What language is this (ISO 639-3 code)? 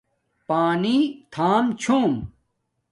dmk